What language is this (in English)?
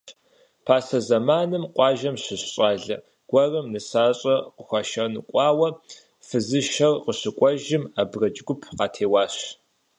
Kabardian